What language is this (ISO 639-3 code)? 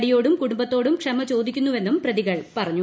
mal